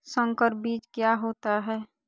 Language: Magahi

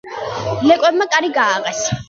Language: Georgian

